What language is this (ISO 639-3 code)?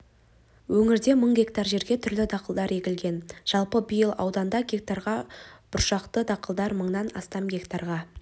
kaz